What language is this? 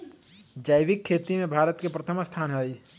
Magahi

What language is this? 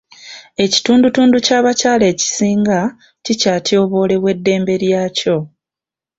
Ganda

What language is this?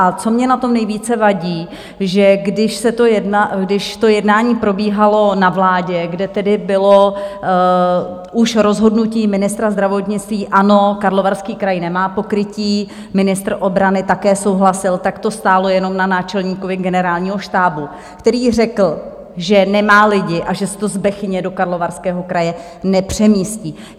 Czech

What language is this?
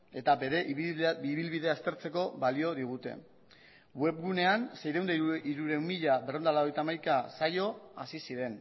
Basque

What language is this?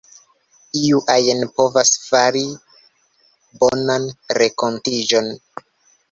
Esperanto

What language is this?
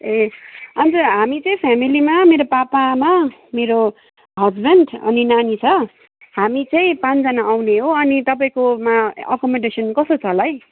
Nepali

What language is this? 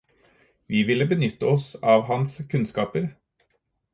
Norwegian Bokmål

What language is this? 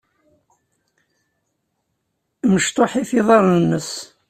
Kabyle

